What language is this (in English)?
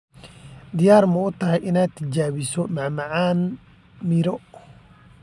Somali